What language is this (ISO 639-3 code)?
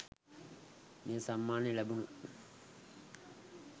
sin